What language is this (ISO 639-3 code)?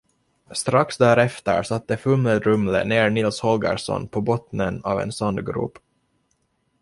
swe